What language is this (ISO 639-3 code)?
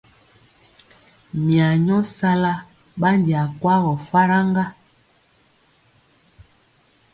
mcx